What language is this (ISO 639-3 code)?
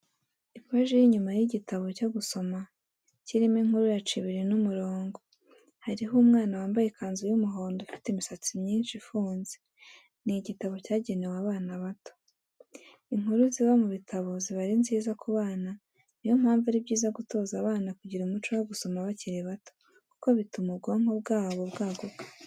kin